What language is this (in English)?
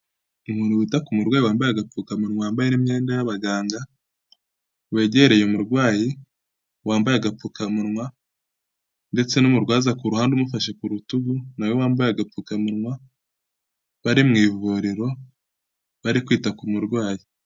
Kinyarwanda